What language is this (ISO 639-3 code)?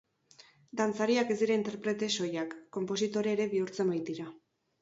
eus